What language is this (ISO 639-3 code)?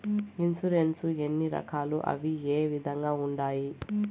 tel